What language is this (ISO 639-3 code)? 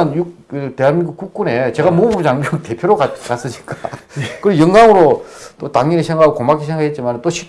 kor